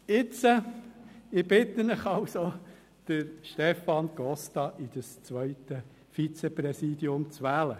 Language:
Swiss German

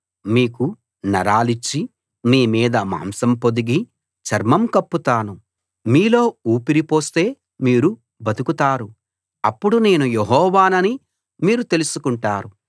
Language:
Telugu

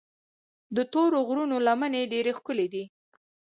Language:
Pashto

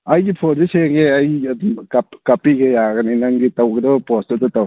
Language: Manipuri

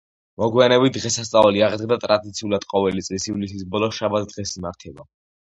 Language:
Georgian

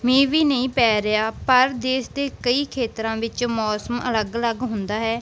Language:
Punjabi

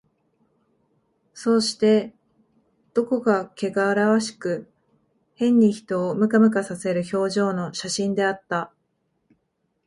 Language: Japanese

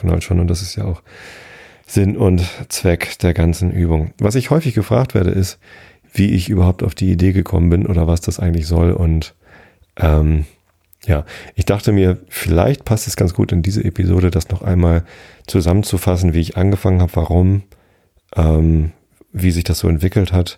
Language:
German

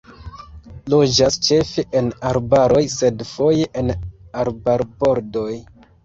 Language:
Esperanto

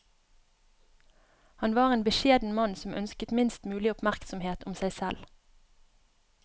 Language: Norwegian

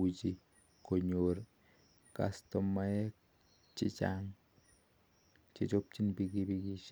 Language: Kalenjin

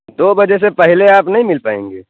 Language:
Urdu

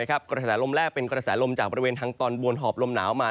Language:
Thai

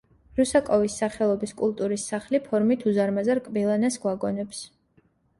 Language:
Georgian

